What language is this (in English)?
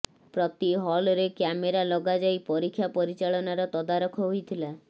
Odia